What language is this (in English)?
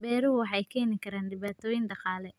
Somali